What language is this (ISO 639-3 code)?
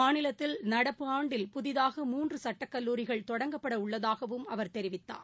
tam